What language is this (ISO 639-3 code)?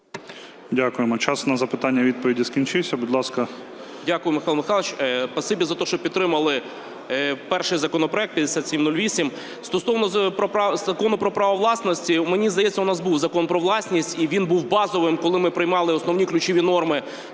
ukr